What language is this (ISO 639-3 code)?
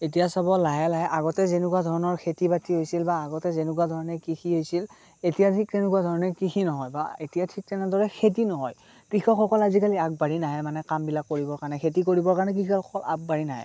asm